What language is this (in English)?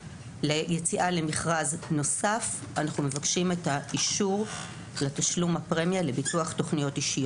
Hebrew